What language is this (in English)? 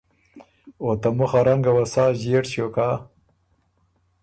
Ormuri